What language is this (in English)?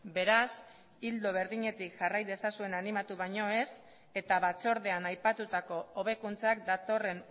Basque